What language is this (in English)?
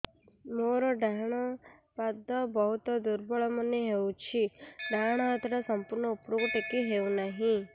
Odia